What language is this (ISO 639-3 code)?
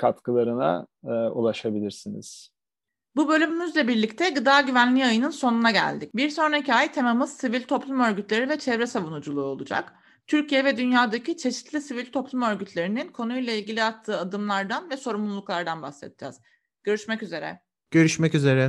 tur